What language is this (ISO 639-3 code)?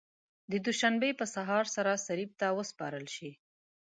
pus